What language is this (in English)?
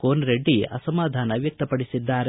Kannada